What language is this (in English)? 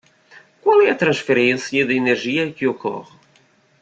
Portuguese